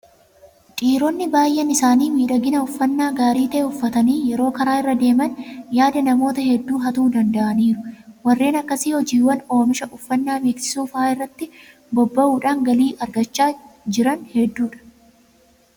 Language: Oromo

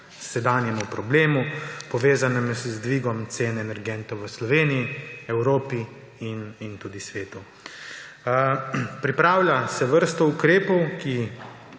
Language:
Slovenian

